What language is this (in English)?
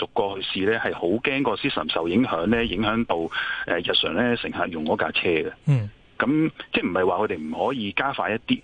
Chinese